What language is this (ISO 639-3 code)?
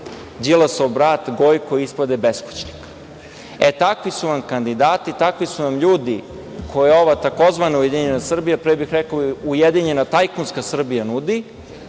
srp